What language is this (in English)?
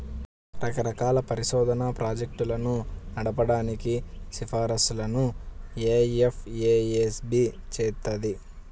Telugu